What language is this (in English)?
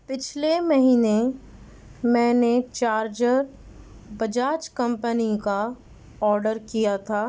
Urdu